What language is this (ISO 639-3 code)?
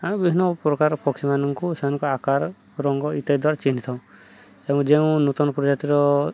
ori